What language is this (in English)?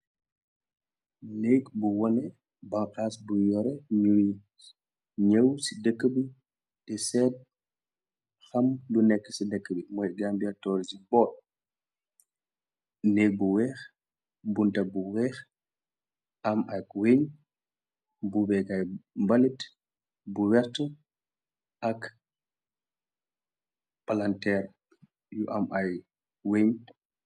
Wolof